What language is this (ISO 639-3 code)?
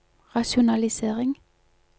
nor